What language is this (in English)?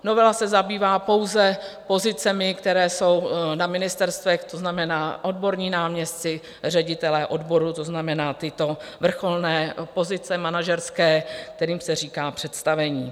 Czech